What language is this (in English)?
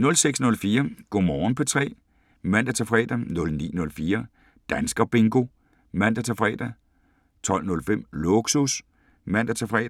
Danish